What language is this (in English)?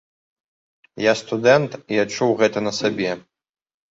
Belarusian